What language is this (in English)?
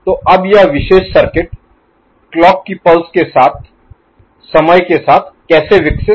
Hindi